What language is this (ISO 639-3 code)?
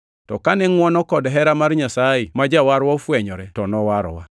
luo